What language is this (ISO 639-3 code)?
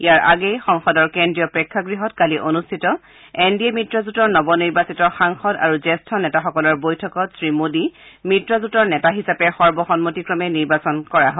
asm